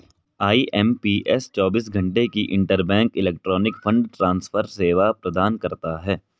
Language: Hindi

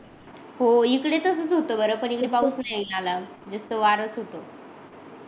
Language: Marathi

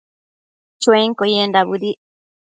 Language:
Matsés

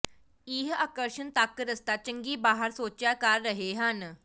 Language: Punjabi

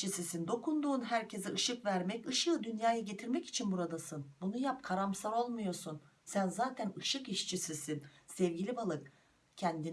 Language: Turkish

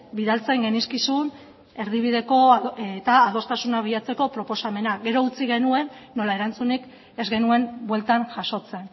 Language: Basque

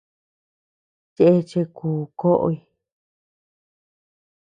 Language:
Tepeuxila Cuicatec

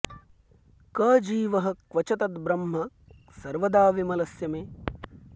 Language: Sanskrit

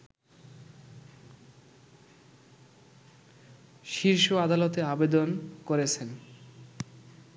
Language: Bangla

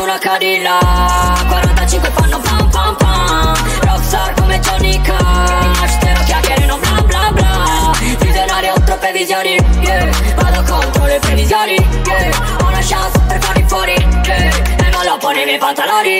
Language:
Italian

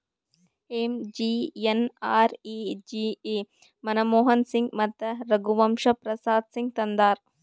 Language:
Kannada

